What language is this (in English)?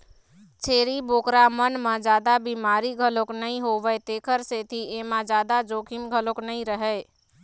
Chhattisgarhi